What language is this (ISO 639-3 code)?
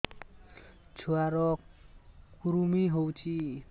ori